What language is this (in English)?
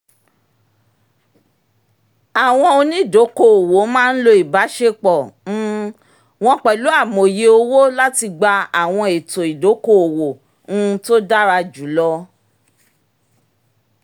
Yoruba